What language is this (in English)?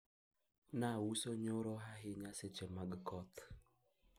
Luo (Kenya and Tanzania)